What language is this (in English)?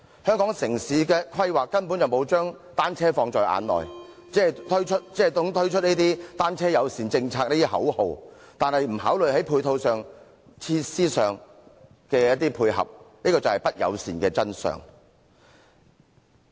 Cantonese